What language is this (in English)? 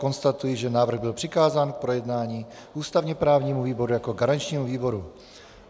Czech